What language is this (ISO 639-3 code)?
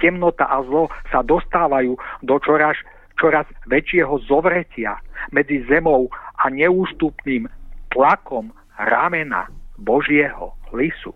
ces